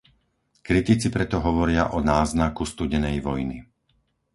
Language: Slovak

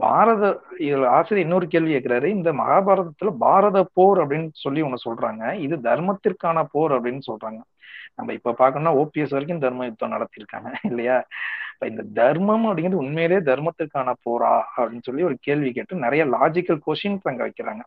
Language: Tamil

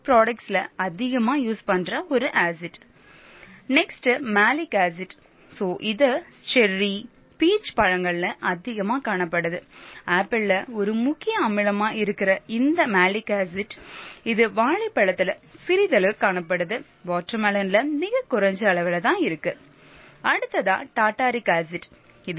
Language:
Tamil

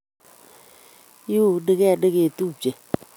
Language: Kalenjin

